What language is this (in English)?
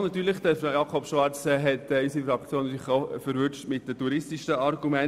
Swiss German